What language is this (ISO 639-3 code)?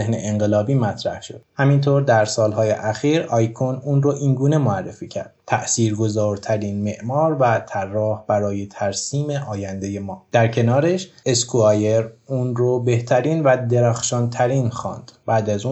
fas